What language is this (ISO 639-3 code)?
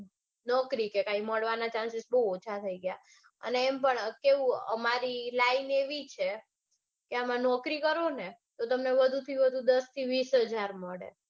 guj